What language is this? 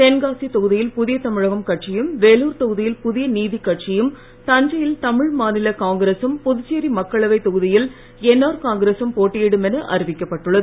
Tamil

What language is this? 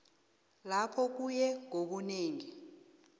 South Ndebele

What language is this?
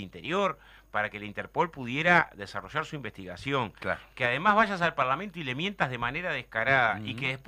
Spanish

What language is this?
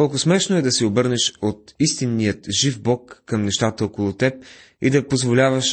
Bulgarian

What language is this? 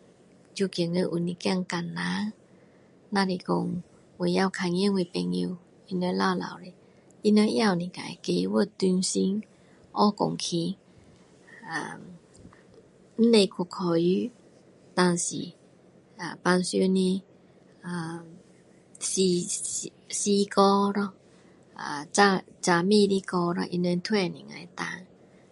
Min Dong Chinese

